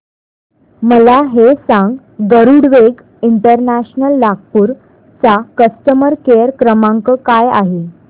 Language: Marathi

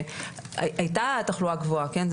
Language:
Hebrew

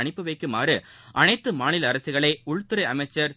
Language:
Tamil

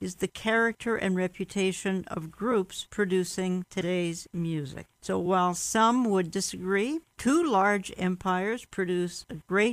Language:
English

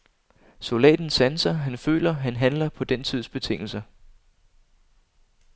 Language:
Danish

